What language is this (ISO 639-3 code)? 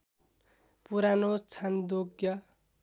nep